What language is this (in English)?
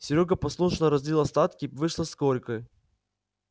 Russian